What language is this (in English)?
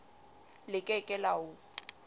Southern Sotho